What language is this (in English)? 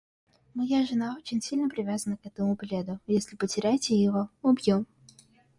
Russian